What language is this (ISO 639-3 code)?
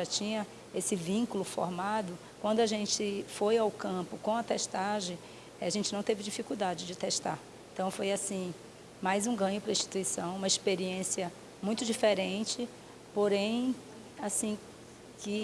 por